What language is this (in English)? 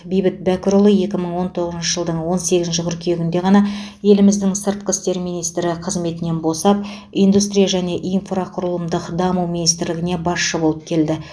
Kazakh